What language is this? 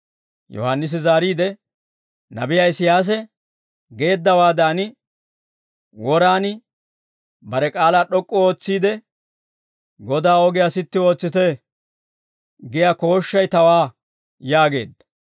Dawro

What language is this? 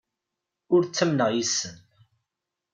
Kabyle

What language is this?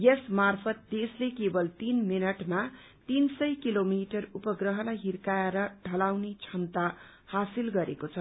Nepali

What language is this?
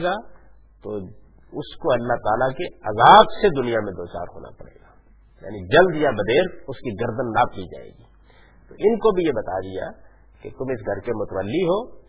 Urdu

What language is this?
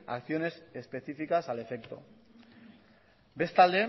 Spanish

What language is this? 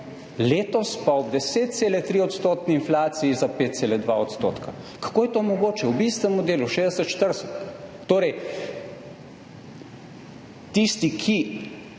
Slovenian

